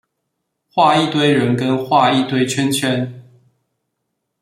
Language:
Chinese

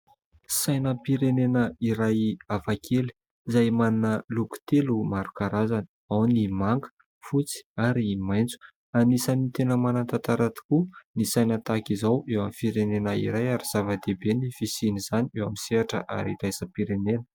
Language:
Malagasy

